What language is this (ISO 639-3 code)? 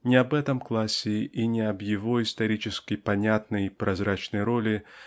rus